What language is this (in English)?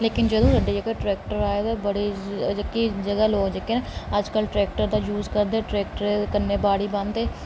Dogri